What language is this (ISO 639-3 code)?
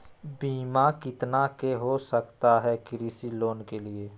mag